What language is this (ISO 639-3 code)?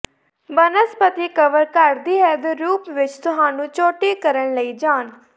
pan